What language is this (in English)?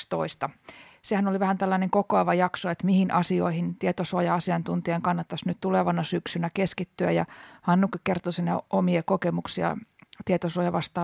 Finnish